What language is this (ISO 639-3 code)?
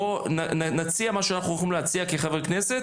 heb